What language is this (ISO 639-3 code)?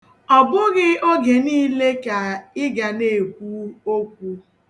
ibo